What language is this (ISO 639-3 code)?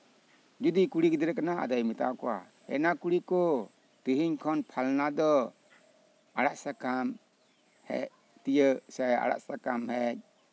sat